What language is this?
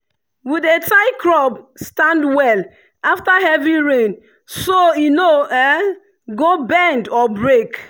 Nigerian Pidgin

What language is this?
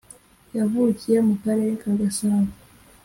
Kinyarwanda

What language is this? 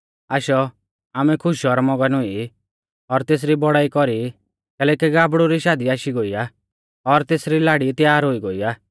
Mahasu Pahari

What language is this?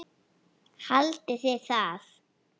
Icelandic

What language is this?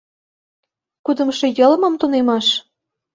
Mari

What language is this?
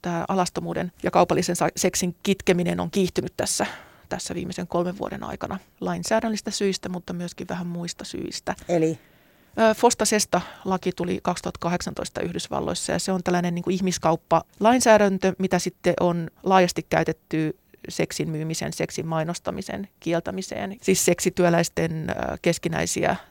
Finnish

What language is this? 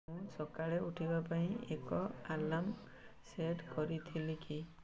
Odia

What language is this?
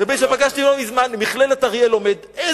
Hebrew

